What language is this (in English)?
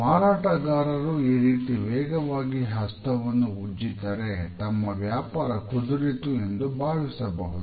Kannada